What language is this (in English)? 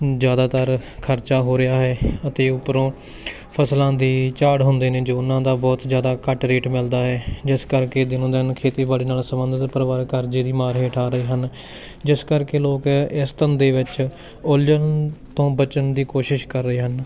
Punjabi